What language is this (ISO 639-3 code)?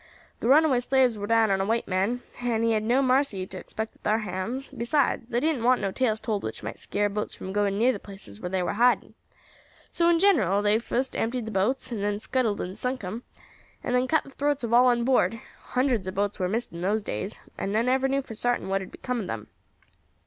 eng